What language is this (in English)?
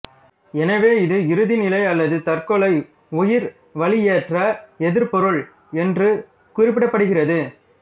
Tamil